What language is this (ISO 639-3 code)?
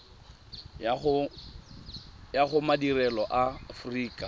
tsn